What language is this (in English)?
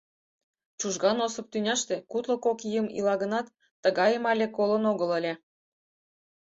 Mari